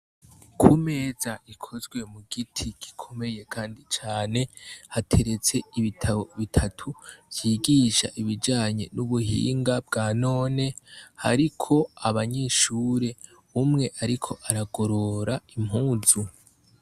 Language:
Rundi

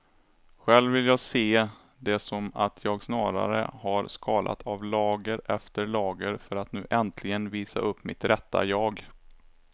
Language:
Swedish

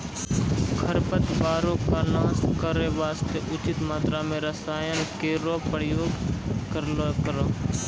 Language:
Maithili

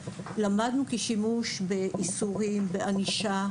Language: Hebrew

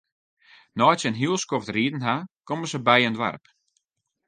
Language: Western Frisian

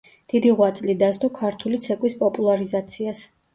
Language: Georgian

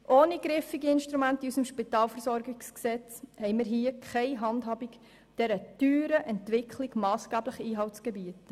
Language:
Swiss German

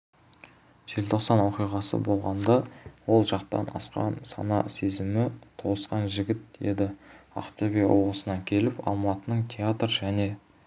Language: Kazakh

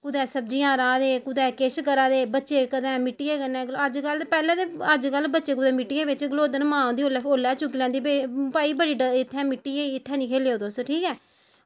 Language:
Dogri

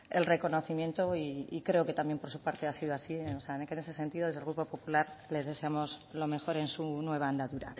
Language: Spanish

